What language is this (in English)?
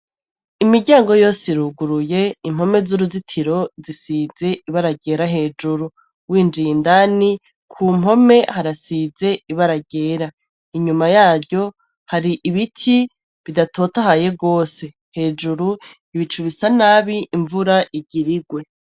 Rundi